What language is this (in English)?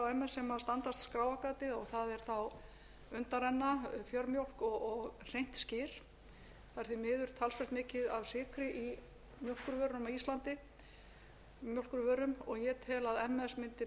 Icelandic